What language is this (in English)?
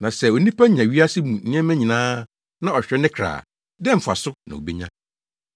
Akan